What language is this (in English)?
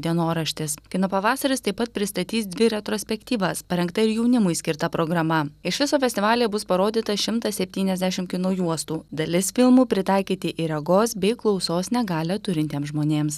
Lithuanian